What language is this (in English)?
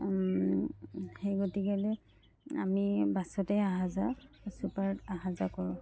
Assamese